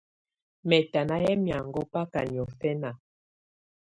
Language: Tunen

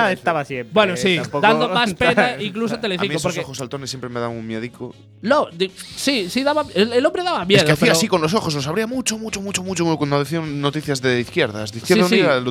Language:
Spanish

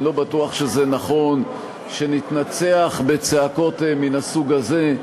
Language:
Hebrew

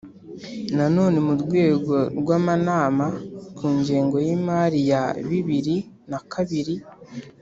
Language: Kinyarwanda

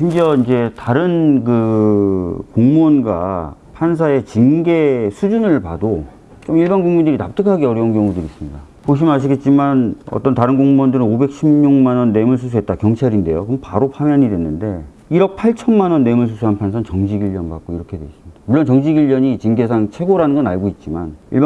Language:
Korean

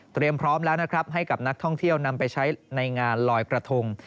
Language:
Thai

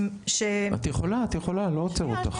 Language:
Hebrew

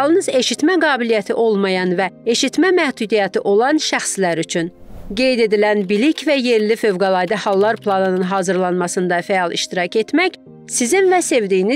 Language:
Turkish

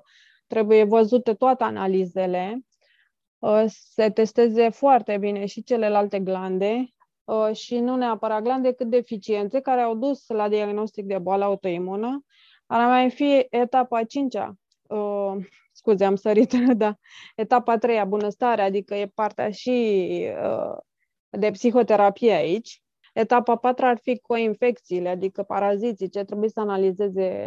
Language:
Romanian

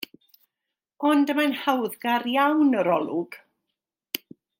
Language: Welsh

